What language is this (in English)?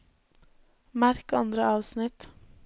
Norwegian